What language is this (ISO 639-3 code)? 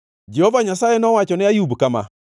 luo